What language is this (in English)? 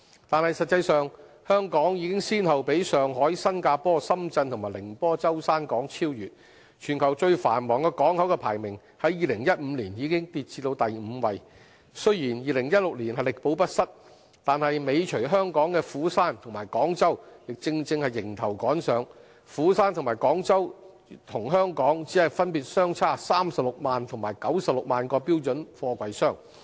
Cantonese